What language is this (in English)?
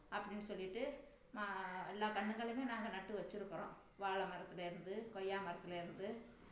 Tamil